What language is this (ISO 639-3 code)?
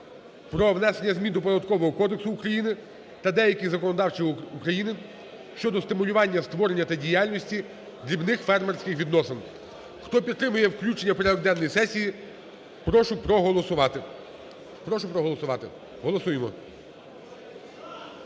ukr